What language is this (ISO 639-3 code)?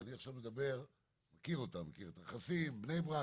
heb